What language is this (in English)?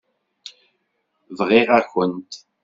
Kabyle